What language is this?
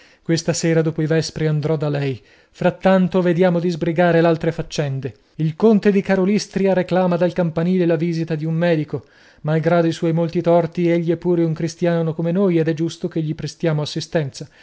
Italian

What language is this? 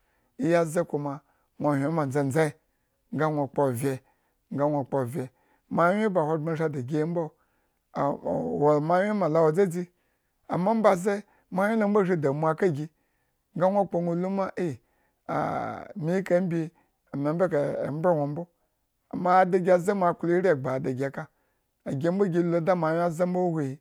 Eggon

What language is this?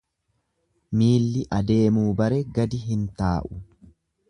Oromo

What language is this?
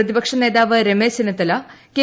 Malayalam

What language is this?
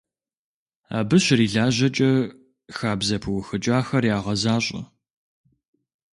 Kabardian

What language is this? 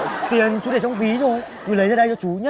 Vietnamese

